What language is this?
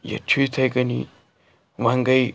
Kashmiri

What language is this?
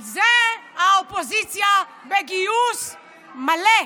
Hebrew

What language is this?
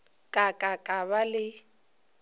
Northern Sotho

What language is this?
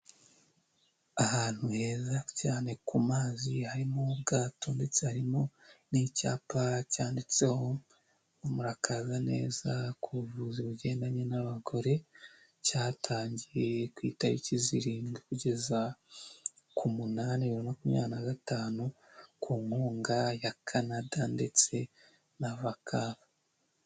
Kinyarwanda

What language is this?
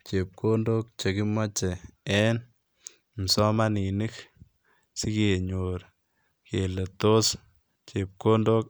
Kalenjin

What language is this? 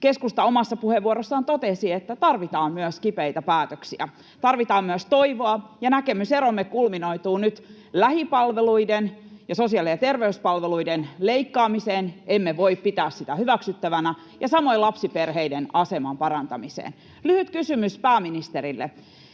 Finnish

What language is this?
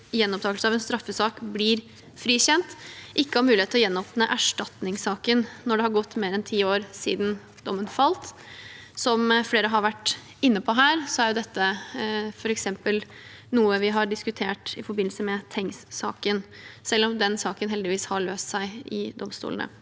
Norwegian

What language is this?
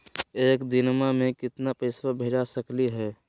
Magahi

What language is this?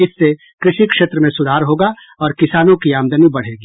Hindi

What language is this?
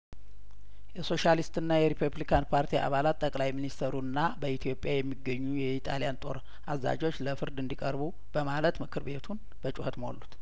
Amharic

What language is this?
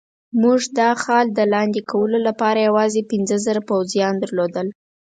Pashto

